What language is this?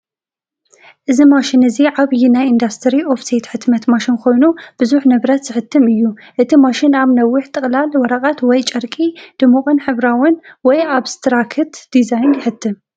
Tigrinya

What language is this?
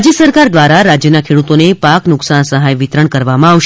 Gujarati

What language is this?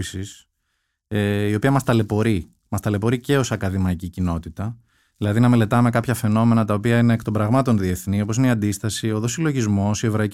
Greek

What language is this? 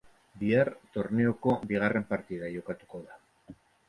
Basque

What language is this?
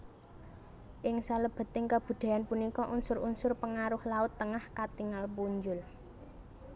Javanese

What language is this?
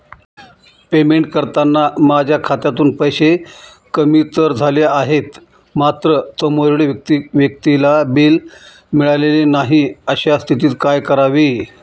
Marathi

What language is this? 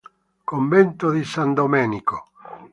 Italian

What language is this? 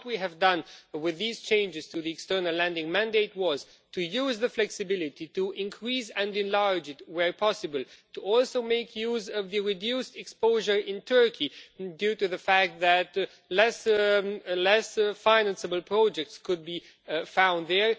English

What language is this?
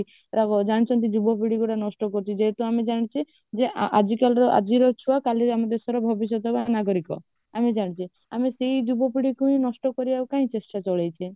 Odia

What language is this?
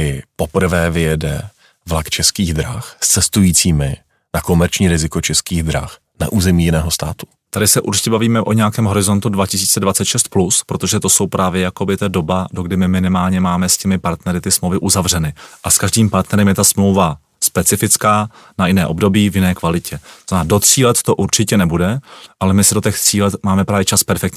Czech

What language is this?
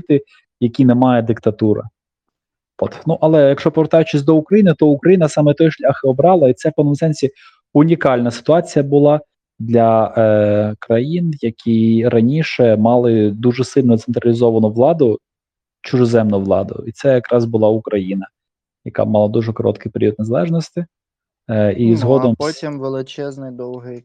Ukrainian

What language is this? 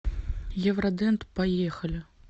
Russian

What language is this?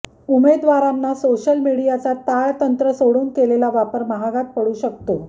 Marathi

